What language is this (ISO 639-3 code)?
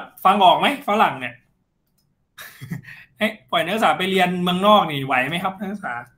tha